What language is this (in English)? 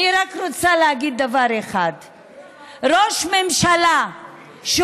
Hebrew